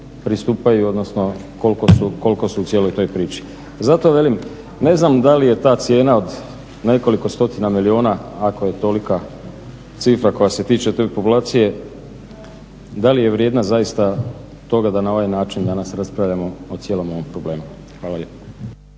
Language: Croatian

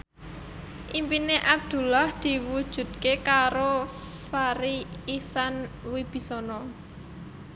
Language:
Javanese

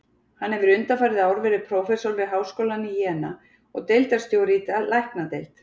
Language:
Icelandic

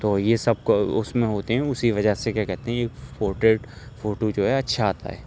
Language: Urdu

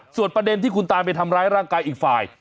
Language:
Thai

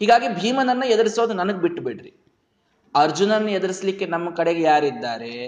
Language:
Kannada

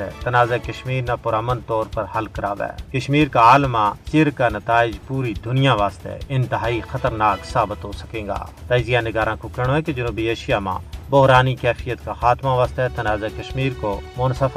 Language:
Urdu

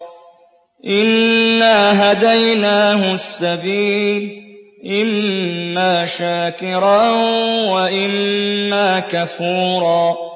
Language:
Arabic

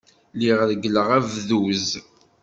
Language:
Kabyle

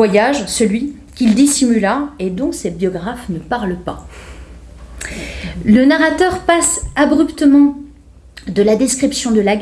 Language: French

